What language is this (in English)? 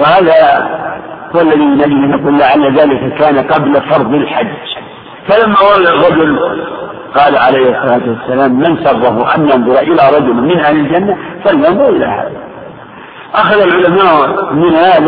Arabic